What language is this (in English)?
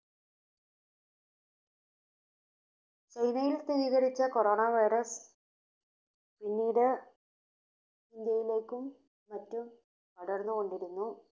Malayalam